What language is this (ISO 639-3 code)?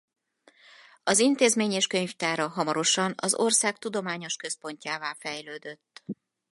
hun